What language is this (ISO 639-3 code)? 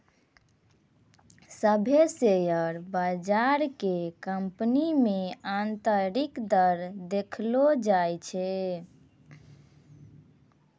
mai